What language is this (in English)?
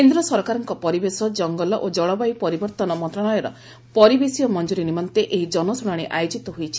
Odia